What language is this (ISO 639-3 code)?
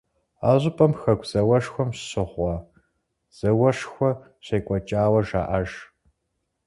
kbd